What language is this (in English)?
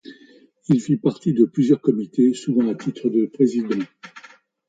French